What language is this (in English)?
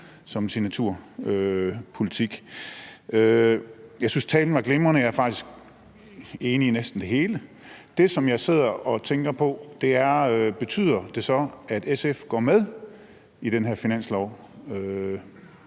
Danish